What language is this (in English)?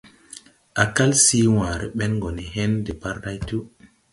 Tupuri